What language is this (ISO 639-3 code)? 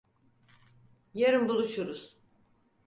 tur